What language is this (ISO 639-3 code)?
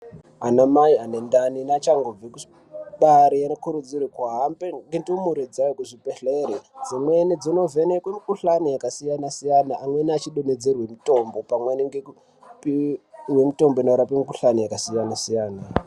ndc